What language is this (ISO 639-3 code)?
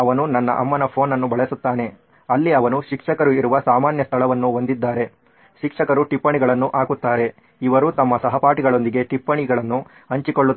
kan